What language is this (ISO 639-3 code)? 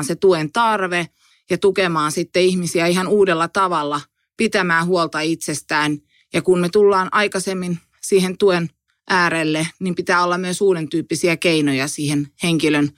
fin